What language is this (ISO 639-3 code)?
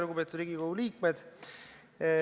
est